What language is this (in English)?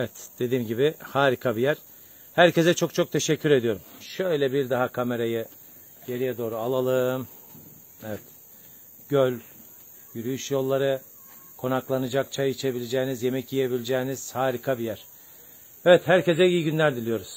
Turkish